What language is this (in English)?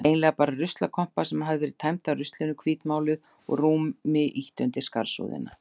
Icelandic